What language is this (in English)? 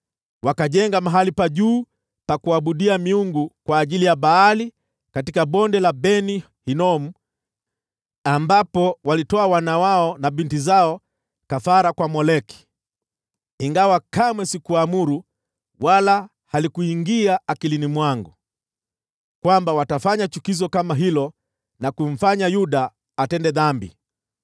Swahili